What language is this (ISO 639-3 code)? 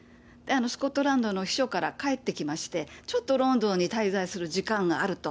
jpn